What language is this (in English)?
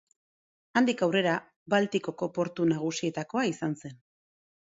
Basque